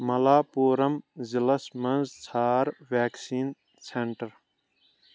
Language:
Kashmiri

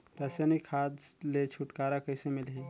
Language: Chhattisgarhi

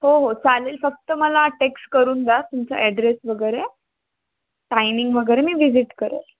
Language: Marathi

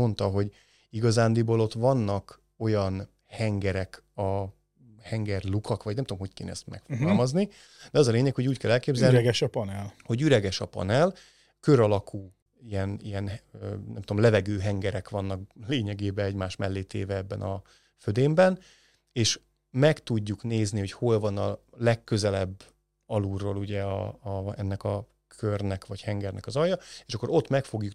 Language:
Hungarian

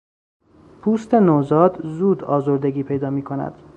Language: Persian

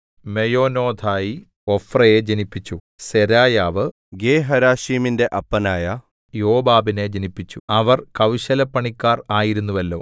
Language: Malayalam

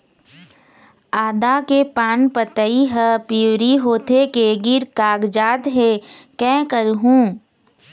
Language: Chhattisgarhi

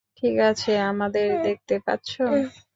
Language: Bangla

